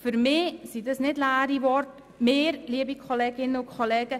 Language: Swiss German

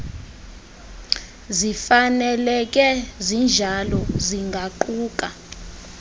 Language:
Xhosa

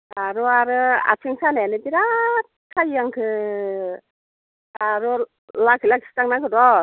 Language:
Bodo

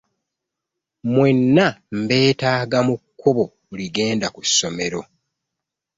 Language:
Ganda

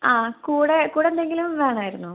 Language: Malayalam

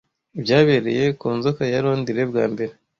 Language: Kinyarwanda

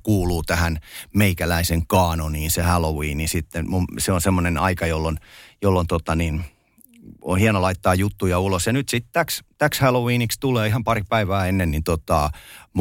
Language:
Finnish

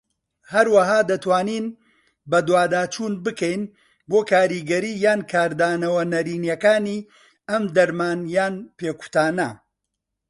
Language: Central Kurdish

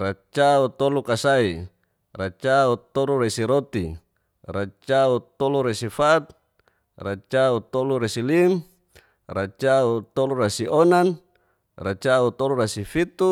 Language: Geser-Gorom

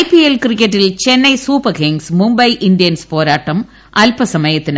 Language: Malayalam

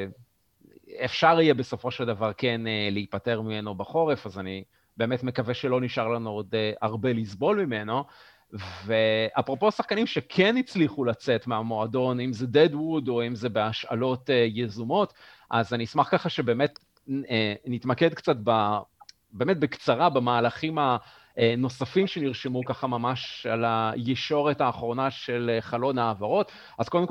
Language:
Hebrew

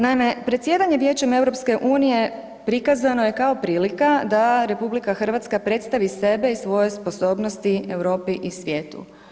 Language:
Croatian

